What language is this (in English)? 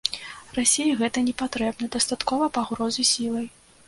Belarusian